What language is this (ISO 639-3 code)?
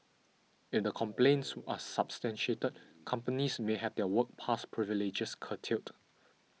eng